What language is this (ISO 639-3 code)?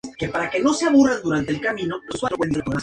spa